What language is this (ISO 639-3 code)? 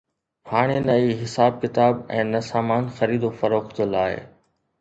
snd